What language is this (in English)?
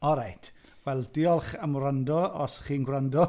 Welsh